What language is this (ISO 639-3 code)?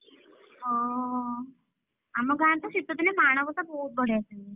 ori